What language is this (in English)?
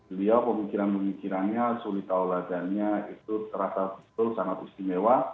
Indonesian